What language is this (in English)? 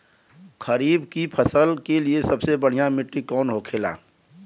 Bhojpuri